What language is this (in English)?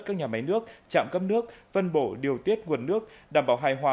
Vietnamese